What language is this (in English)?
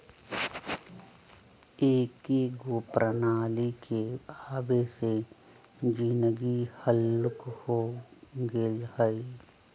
Magahi